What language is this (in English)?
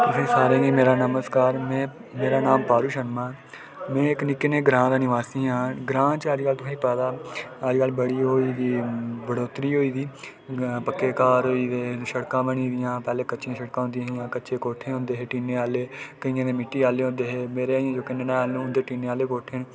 Dogri